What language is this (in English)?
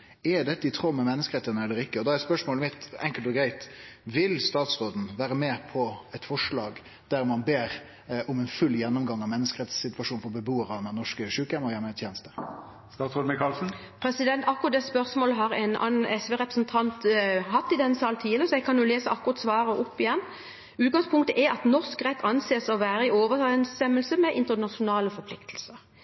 Norwegian